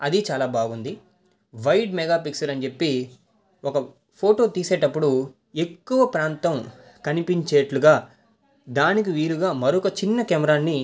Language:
Telugu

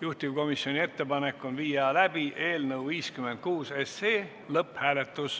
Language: Estonian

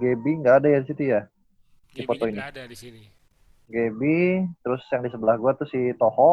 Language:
Indonesian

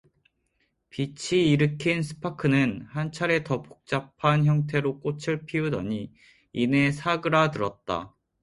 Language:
Korean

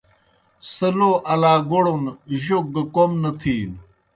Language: Kohistani Shina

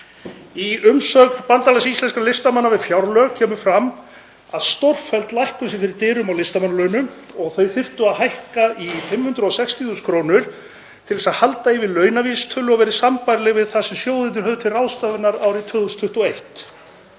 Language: Icelandic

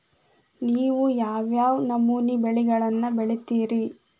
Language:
Kannada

